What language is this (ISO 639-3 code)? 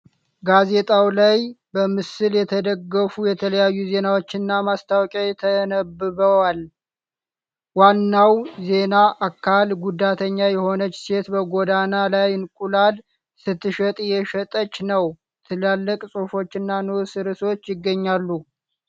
amh